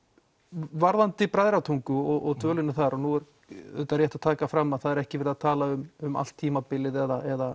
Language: Icelandic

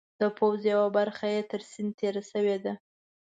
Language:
Pashto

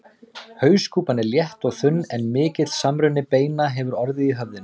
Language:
Icelandic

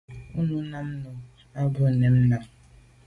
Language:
Medumba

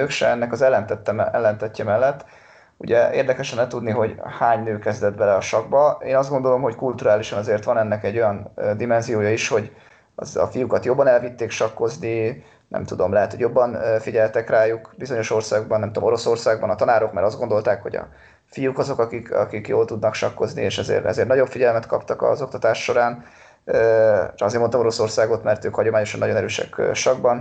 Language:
Hungarian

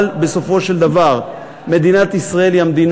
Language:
Hebrew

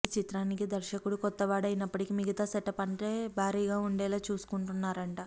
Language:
Telugu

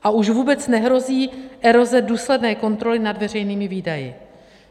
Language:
Czech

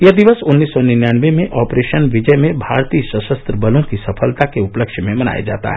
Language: Hindi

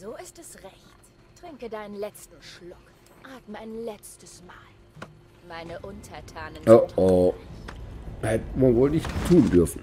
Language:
German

